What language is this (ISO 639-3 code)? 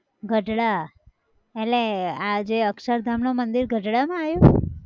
guj